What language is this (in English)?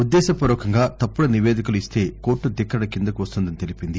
Telugu